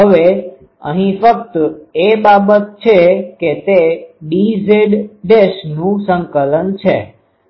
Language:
Gujarati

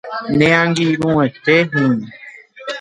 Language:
Guarani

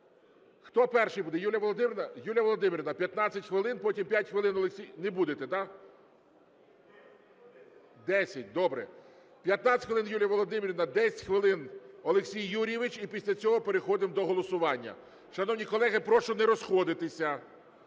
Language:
Ukrainian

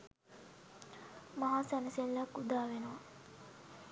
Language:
Sinhala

